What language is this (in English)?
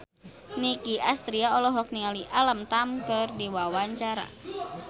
Sundanese